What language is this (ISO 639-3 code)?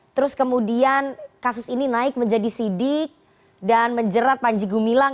ind